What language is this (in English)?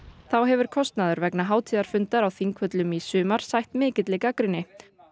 Icelandic